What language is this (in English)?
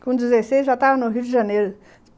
Portuguese